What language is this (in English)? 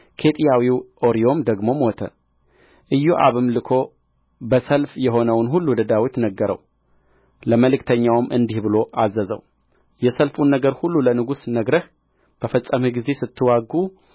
Amharic